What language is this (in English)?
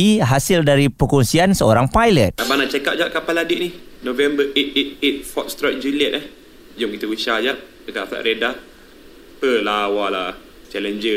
Malay